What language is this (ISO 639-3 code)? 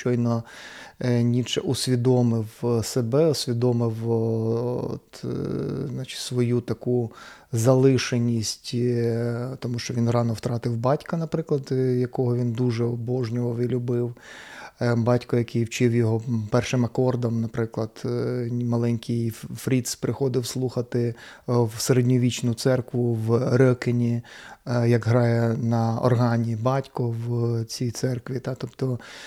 ukr